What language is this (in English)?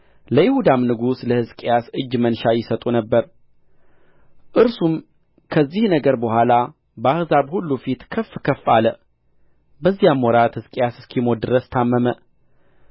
Amharic